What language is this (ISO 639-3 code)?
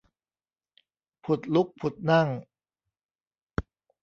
tha